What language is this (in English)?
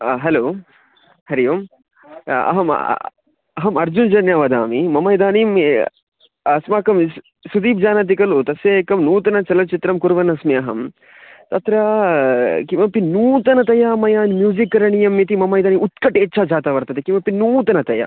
Sanskrit